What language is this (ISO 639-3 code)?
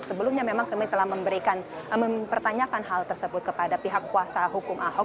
ind